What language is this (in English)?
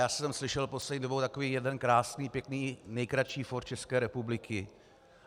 Czech